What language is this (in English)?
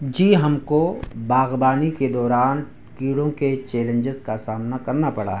Urdu